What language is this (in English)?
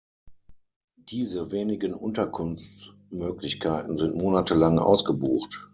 German